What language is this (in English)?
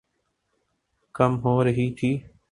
Urdu